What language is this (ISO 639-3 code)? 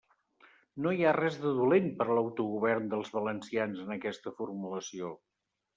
cat